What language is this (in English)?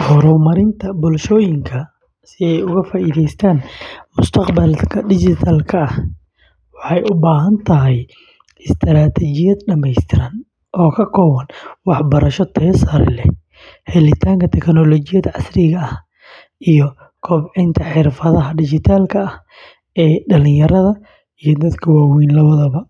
Somali